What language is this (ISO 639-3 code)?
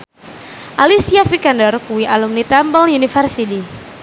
jav